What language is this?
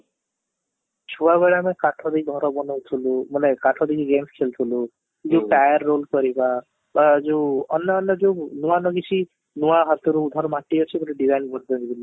Odia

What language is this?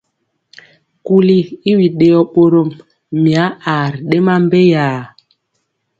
Mpiemo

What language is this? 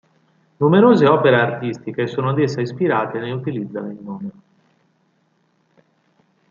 Italian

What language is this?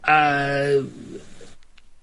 Welsh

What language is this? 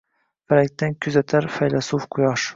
Uzbek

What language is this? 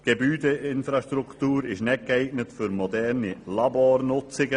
Swiss German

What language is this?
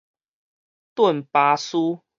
Min Nan Chinese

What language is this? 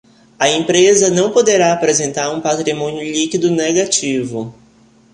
Portuguese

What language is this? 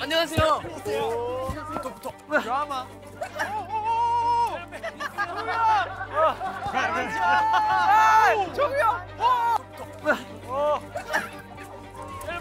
Korean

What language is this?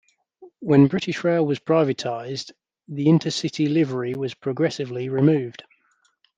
English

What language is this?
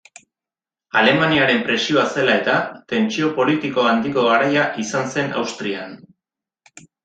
Basque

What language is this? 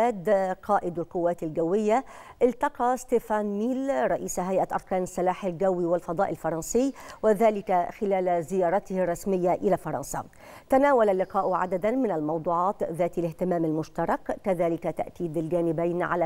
Arabic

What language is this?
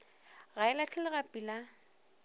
Northern Sotho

